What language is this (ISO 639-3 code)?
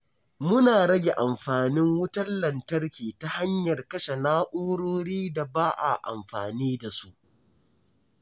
hau